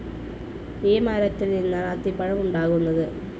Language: Malayalam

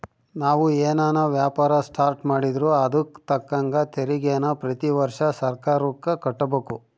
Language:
Kannada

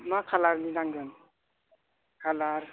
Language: Bodo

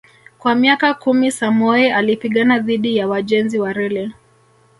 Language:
Swahili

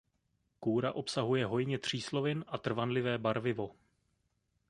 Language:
Czech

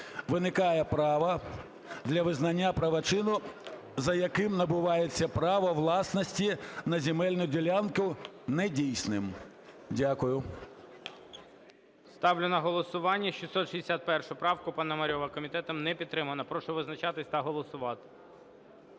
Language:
Ukrainian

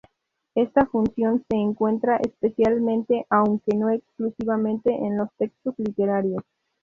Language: Spanish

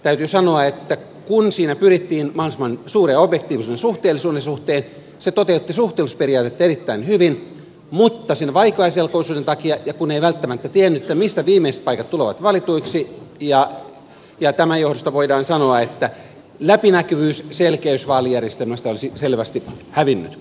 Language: Finnish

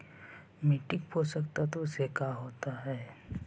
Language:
Magahi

